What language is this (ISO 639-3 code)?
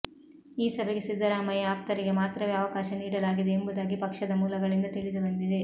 kan